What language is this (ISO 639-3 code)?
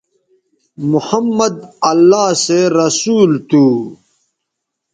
btv